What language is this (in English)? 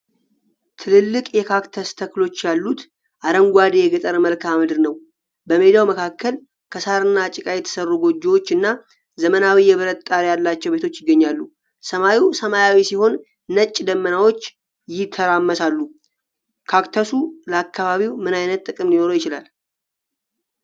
Amharic